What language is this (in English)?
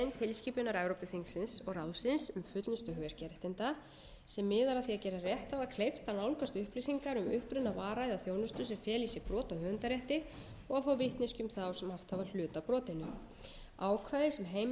Icelandic